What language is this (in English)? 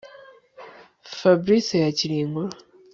Kinyarwanda